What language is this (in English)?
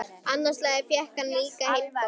Icelandic